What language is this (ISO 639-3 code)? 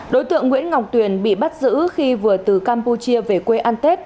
vie